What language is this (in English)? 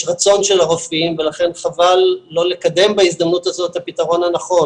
Hebrew